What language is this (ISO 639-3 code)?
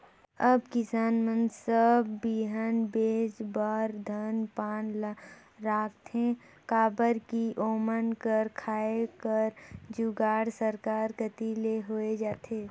hne